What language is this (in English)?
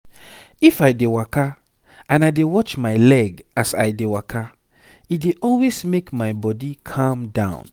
Nigerian Pidgin